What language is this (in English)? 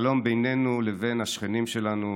Hebrew